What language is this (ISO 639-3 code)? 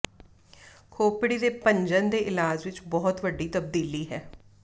pan